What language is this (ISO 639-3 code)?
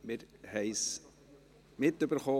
gsw